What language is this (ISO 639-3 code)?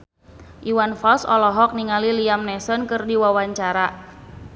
sun